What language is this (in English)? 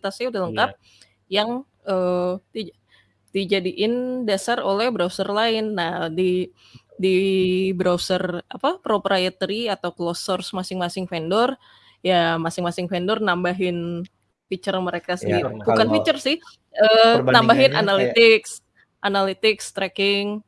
Indonesian